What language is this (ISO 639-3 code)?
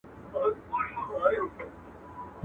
pus